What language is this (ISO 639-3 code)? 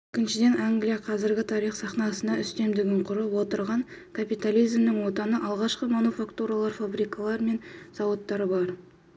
kaz